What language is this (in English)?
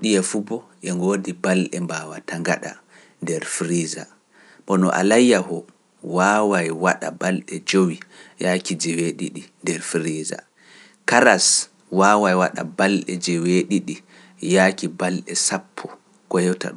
Pular